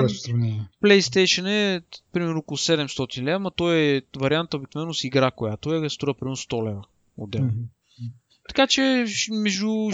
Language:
Bulgarian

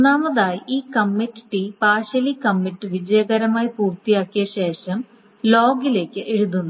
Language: Malayalam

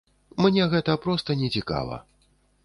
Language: Belarusian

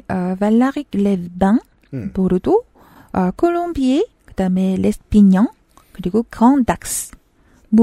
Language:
Korean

